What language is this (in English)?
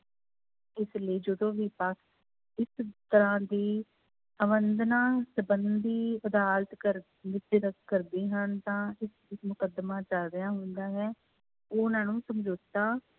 Punjabi